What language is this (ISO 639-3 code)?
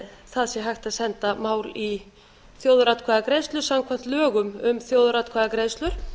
isl